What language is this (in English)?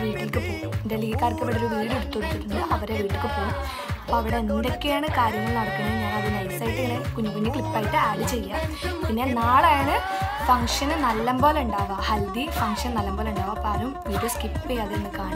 Hindi